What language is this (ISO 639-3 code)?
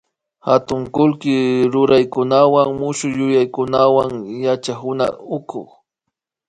qvi